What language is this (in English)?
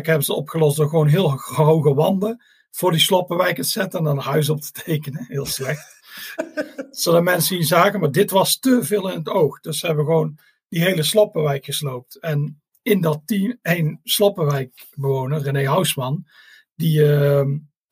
Dutch